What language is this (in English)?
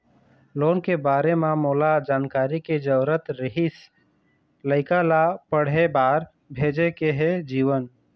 Chhattisgarhi